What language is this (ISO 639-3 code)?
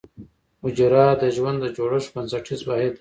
pus